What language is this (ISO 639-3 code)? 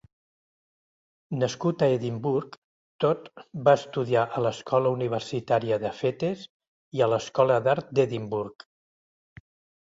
cat